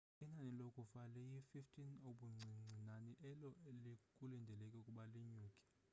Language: Xhosa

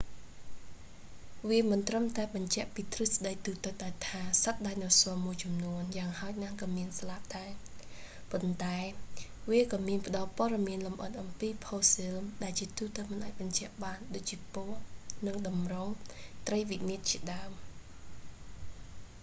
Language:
Khmer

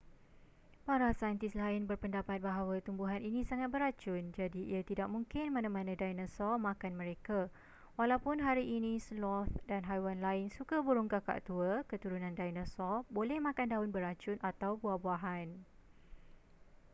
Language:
Malay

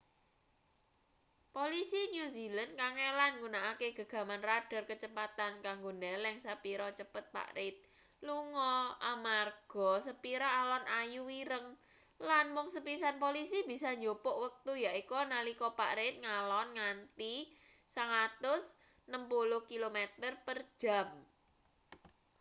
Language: Javanese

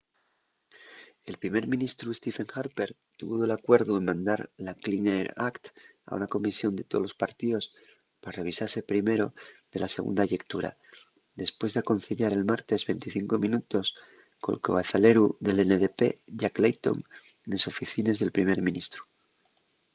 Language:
Asturian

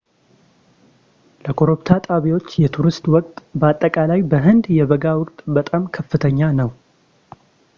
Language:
Amharic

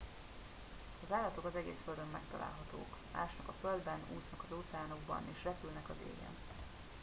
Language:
Hungarian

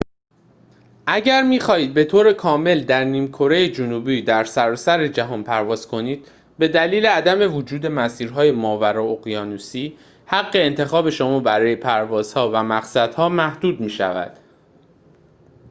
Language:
Persian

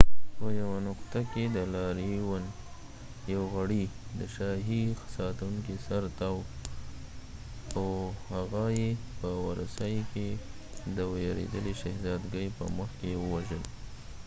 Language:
Pashto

